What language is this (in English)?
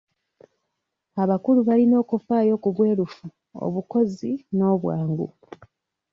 Ganda